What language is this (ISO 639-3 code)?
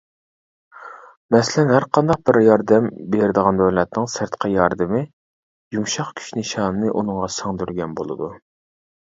uig